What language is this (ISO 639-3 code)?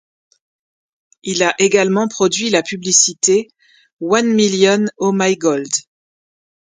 fra